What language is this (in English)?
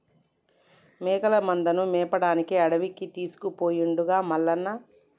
Telugu